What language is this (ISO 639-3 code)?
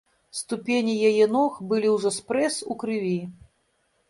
bel